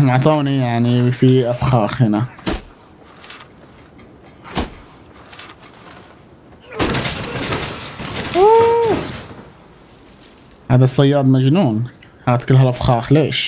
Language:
Arabic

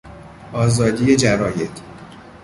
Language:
Persian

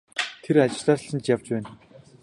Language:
Mongolian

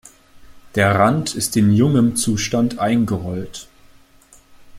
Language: German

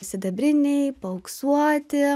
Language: Lithuanian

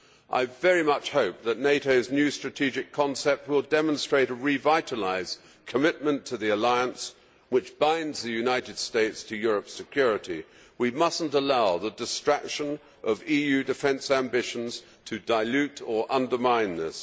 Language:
English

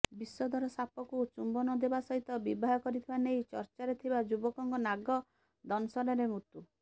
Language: Odia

